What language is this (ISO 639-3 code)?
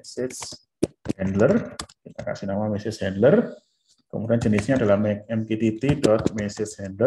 ind